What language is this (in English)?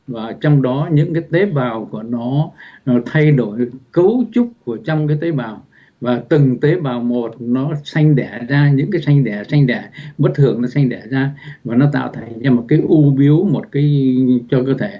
Vietnamese